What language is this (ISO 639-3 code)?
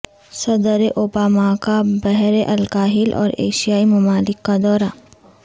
urd